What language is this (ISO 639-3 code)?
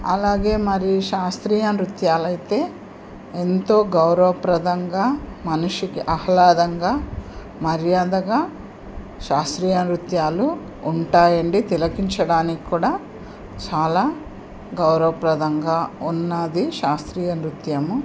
tel